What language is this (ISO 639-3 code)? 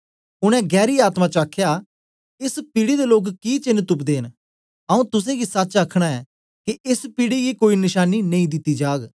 doi